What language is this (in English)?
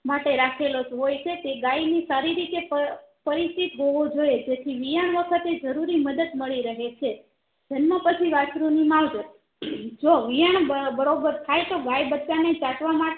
Gujarati